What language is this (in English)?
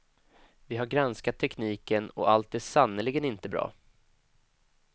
Swedish